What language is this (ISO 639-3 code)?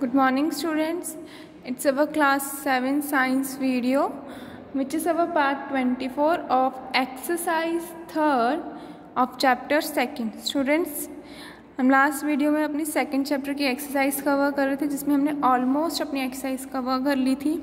hin